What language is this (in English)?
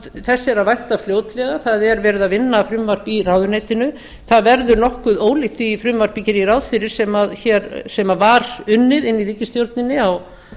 Icelandic